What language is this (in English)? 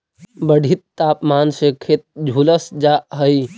Magahi